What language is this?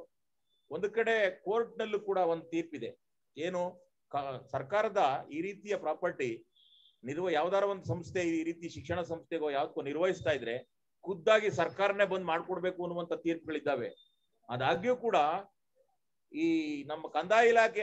Hindi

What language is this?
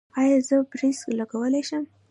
Pashto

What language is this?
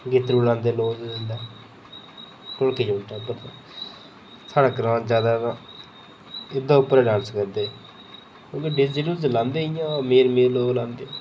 Dogri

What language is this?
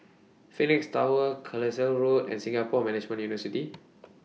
English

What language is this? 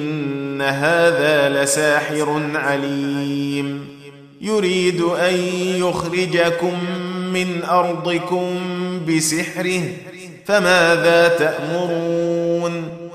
Arabic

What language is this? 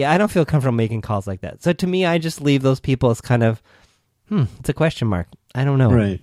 English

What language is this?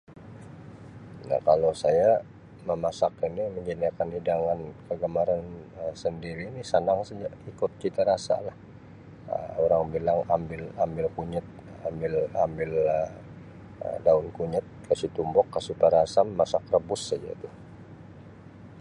Sabah Malay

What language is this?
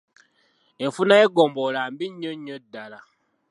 Ganda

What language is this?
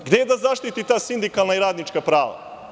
Serbian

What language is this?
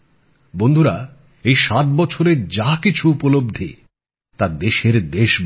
Bangla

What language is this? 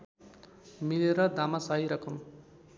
Nepali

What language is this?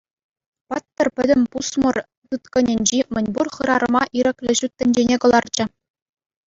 Chuvash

